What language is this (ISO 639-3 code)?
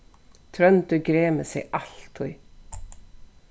fao